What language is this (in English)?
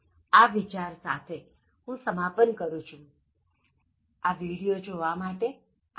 Gujarati